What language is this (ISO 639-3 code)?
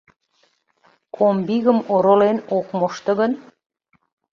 chm